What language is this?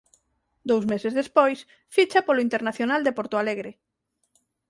Galician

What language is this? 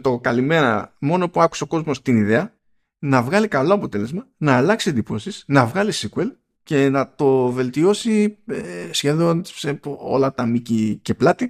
Greek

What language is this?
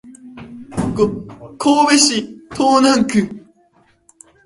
Japanese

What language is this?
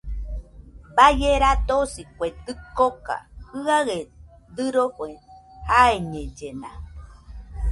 Nüpode Huitoto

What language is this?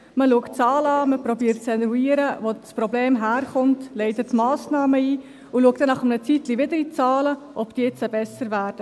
Swiss German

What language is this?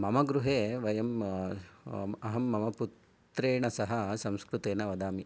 Sanskrit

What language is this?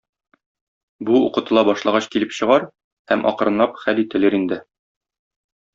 Tatar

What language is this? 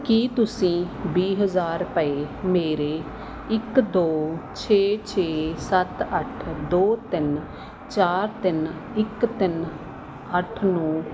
Punjabi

